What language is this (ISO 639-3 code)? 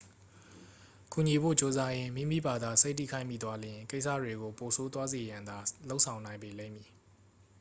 mya